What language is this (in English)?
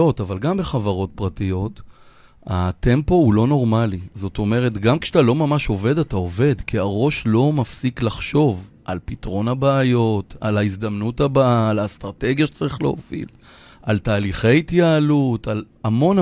Hebrew